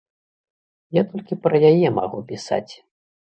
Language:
Belarusian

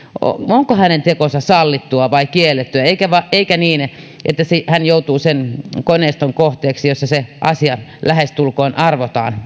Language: Finnish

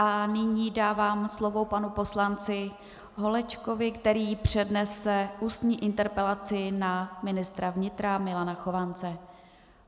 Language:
Czech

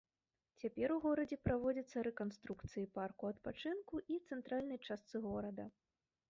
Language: Belarusian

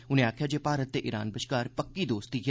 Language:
Dogri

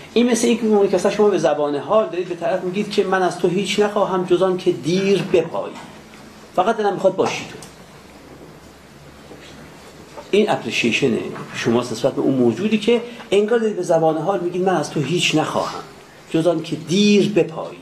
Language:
Persian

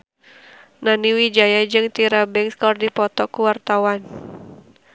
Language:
Sundanese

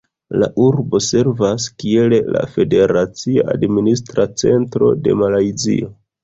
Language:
Esperanto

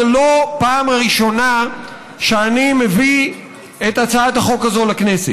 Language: Hebrew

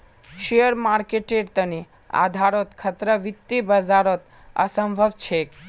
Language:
Magahi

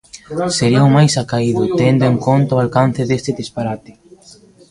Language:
Galician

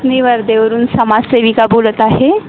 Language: Marathi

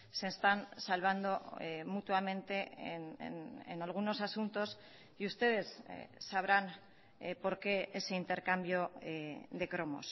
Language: Spanish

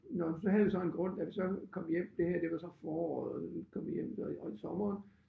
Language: Danish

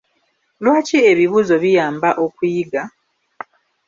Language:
Ganda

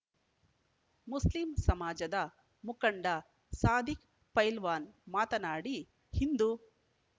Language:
Kannada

